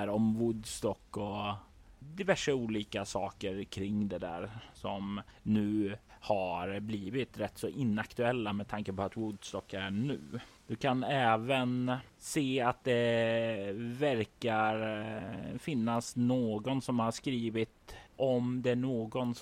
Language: Swedish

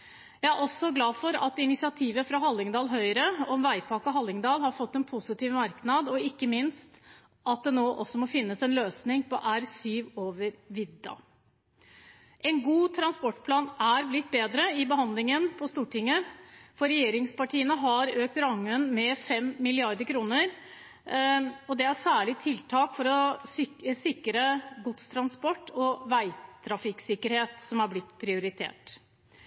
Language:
Norwegian Bokmål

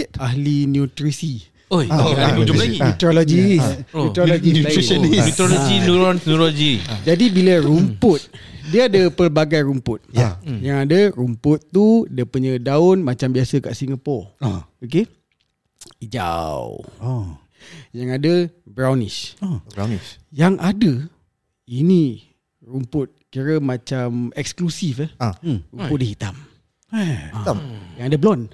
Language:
Malay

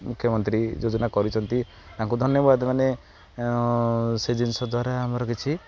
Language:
Odia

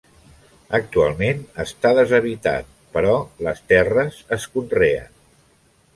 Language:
Catalan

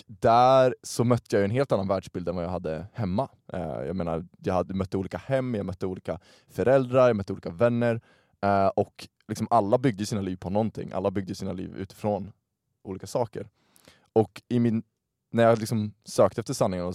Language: Swedish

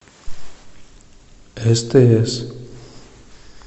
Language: Russian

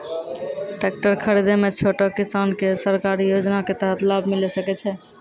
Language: Maithili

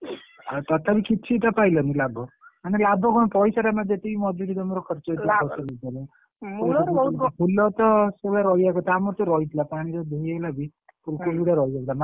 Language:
Odia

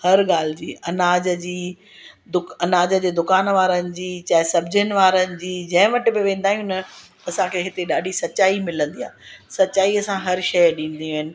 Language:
Sindhi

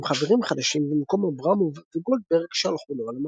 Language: Hebrew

